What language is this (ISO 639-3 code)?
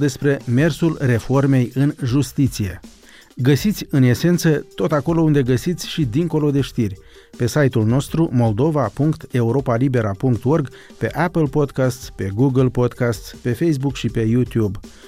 ron